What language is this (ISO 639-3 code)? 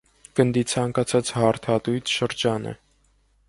hye